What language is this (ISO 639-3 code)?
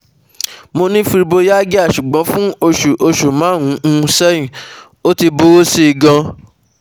yor